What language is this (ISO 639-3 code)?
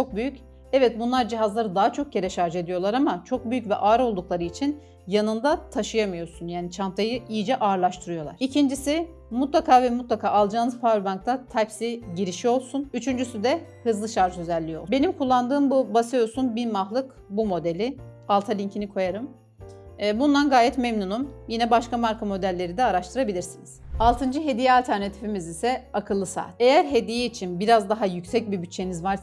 tur